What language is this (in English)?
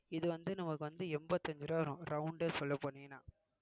Tamil